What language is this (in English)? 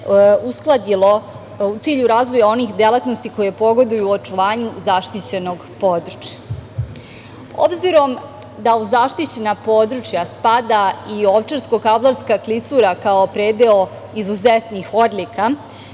Serbian